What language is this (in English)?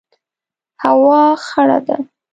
Pashto